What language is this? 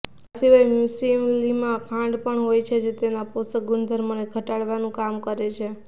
Gujarati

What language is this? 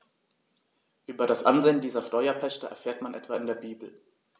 German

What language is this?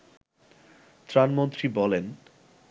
Bangla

